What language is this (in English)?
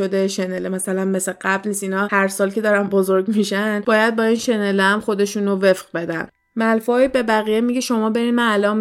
Persian